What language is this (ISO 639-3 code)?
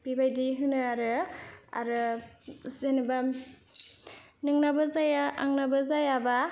brx